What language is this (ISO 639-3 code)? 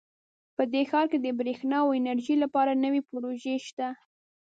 pus